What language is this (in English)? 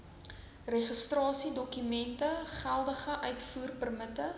Afrikaans